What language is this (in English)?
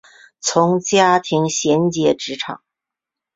Chinese